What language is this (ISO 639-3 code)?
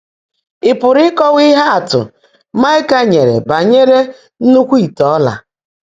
ibo